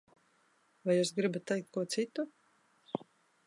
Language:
Latvian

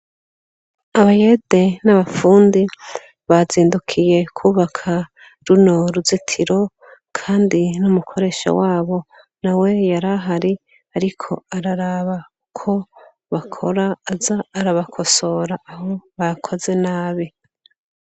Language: Rundi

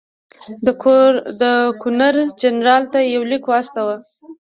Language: Pashto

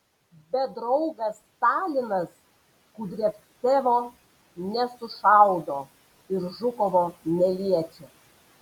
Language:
Lithuanian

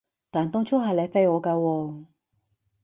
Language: Cantonese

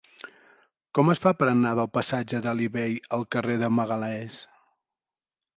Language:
Catalan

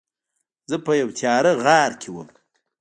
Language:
Pashto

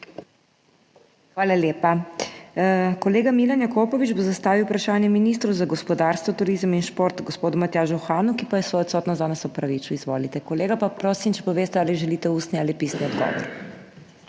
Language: Slovenian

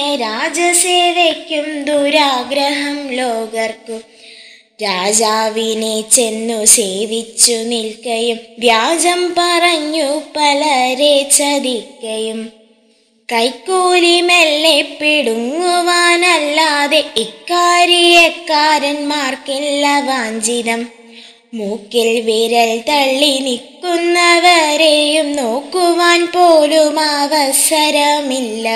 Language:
Malayalam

